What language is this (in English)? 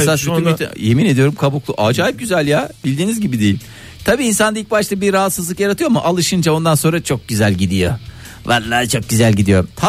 Turkish